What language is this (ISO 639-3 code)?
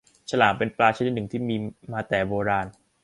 tha